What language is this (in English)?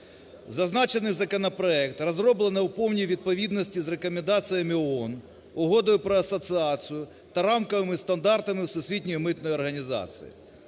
Ukrainian